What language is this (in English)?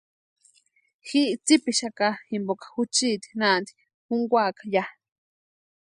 Western Highland Purepecha